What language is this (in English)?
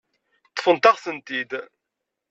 Kabyle